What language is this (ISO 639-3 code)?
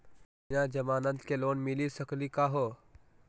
mag